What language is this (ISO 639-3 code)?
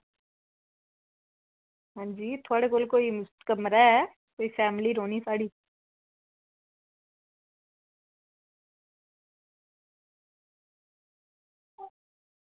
doi